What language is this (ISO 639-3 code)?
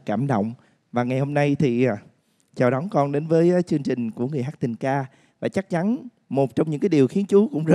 vie